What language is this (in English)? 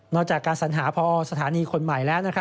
Thai